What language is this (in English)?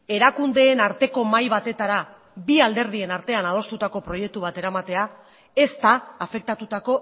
Basque